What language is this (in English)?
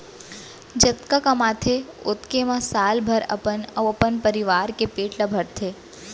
Chhattisgarhi